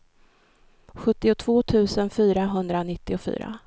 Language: Swedish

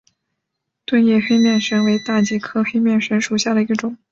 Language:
Chinese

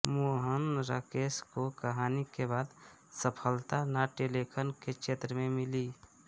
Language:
Hindi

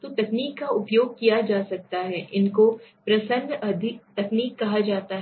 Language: Hindi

